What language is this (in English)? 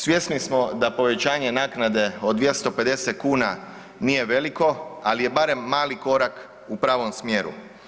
Croatian